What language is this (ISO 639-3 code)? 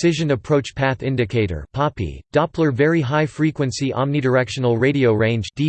eng